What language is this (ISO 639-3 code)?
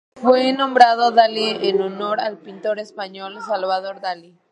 spa